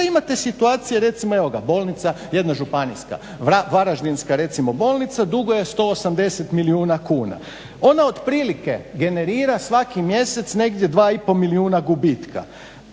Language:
Croatian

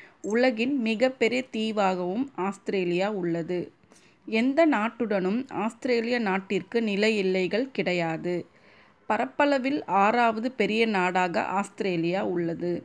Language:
Tamil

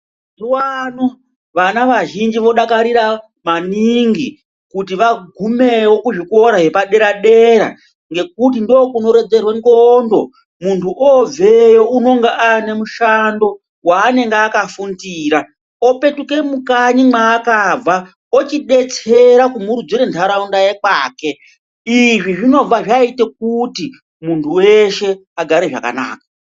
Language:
Ndau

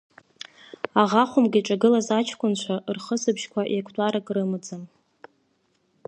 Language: Abkhazian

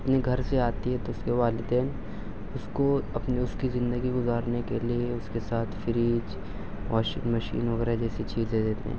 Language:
Urdu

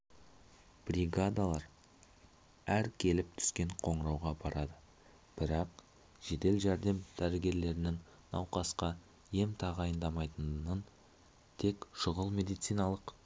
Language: Kazakh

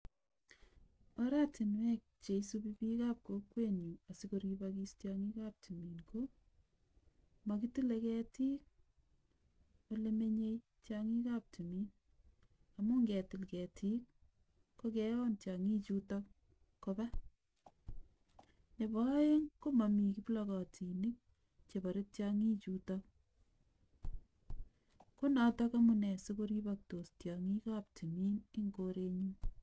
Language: Kalenjin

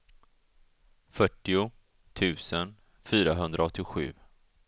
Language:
Swedish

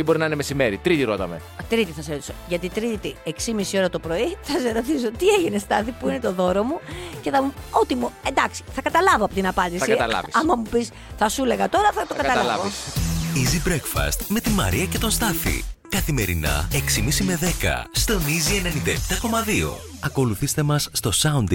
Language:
Greek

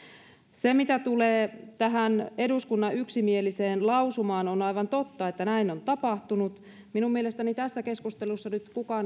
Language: Finnish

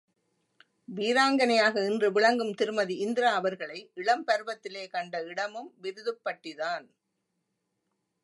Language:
Tamil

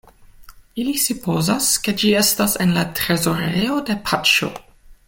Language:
Esperanto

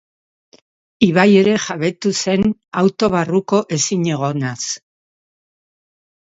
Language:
Basque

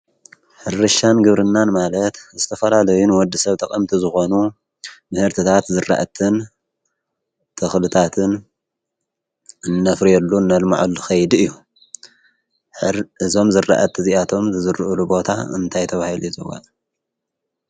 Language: Tigrinya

